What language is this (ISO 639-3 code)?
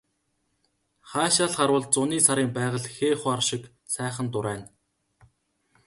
mon